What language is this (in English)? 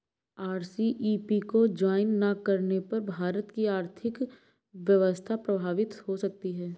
Hindi